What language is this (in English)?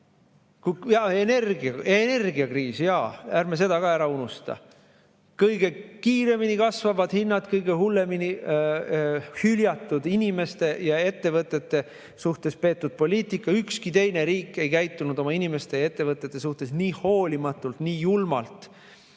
Estonian